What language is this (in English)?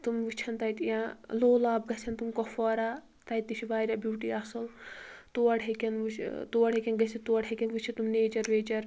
Kashmiri